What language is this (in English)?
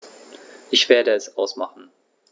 German